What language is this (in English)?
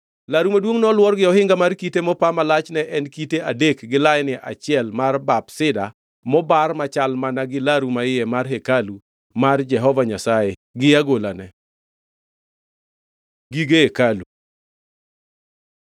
Luo (Kenya and Tanzania)